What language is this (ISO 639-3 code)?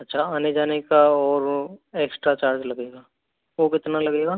hin